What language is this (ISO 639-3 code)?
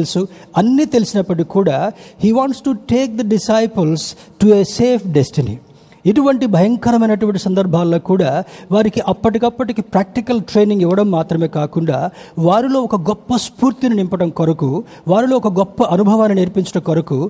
tel